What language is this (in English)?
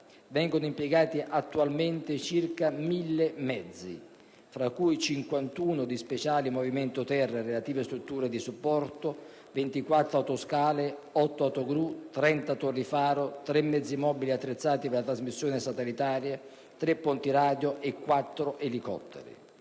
Italian